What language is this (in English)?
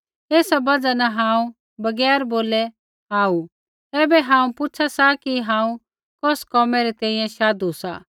Kullu Pahari